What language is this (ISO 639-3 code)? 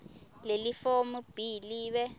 ssw